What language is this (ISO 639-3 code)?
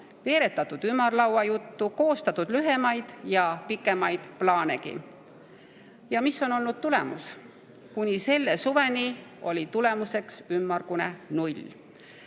est